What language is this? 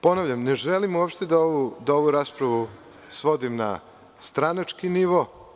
Serbian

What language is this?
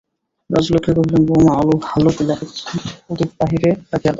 Bangla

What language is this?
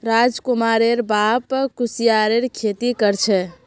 Magahi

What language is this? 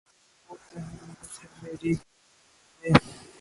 Urdu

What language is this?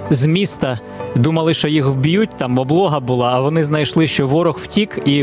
Ukrainian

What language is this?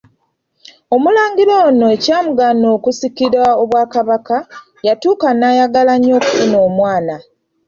Ganda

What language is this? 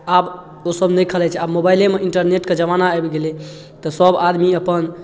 Maithili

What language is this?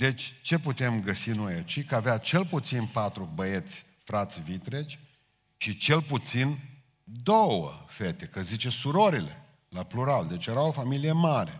Romanian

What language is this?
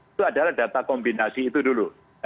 Indonesian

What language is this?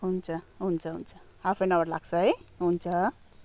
Nepali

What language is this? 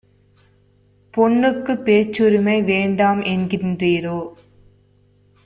Tamil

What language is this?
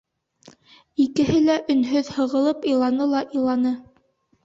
Bashkir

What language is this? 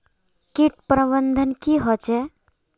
Magahi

